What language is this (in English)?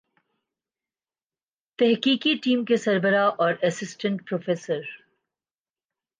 Urdu